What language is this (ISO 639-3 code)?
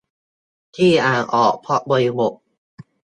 tha